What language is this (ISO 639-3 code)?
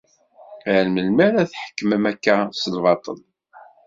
kab